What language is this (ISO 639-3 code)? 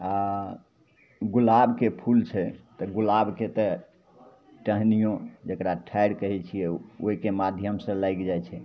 mai